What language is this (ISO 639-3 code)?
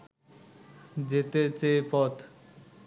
ben